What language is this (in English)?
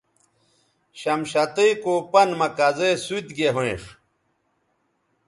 Bateri